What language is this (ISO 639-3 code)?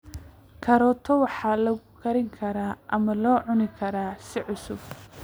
som